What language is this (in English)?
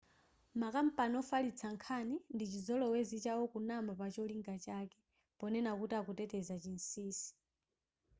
Nyanja